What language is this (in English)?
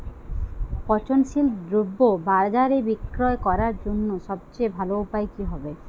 Bangla